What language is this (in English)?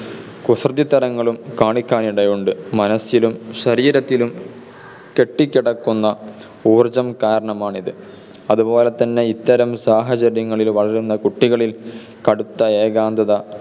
Malayalam